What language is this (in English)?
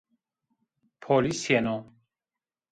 Zaza